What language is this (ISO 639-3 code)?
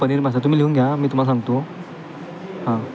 mar